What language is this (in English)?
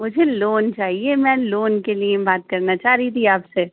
Urdu